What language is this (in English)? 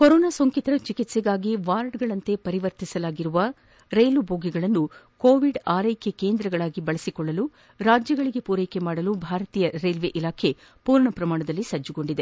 Kannada